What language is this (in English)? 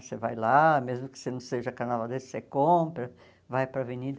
Portuguese